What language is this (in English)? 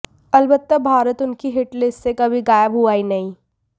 Hindi